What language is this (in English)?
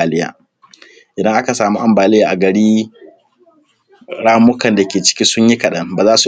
Hausa